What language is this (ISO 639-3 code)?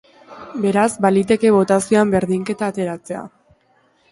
eus